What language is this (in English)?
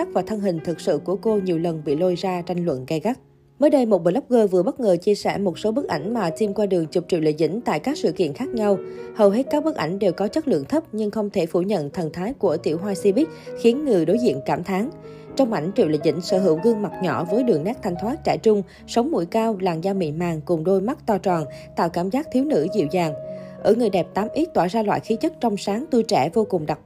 Vietnamese